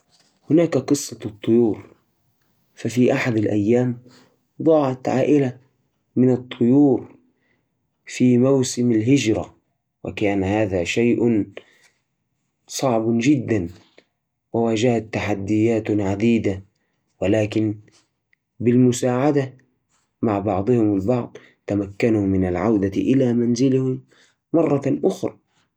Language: Najdi Arabic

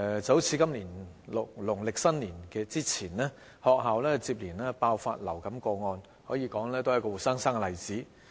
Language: Cantonese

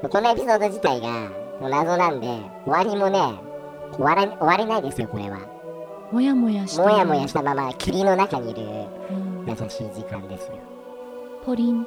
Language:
Japanese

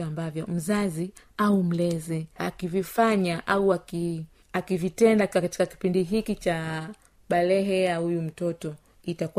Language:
Swahili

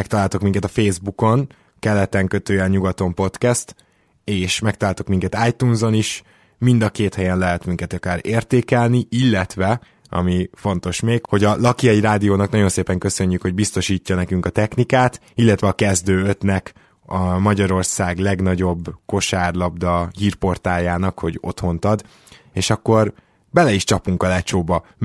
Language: Hungarian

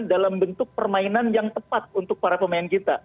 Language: Indonesian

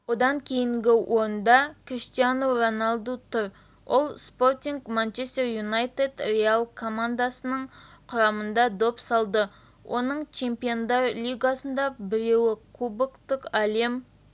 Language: Kazakh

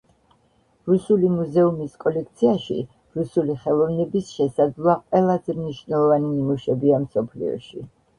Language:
Georgian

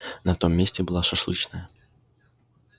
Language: Russian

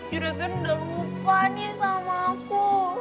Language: Indonesian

